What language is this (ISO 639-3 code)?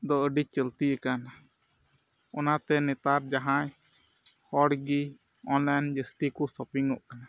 sat